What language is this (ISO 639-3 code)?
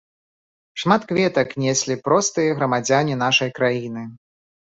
bel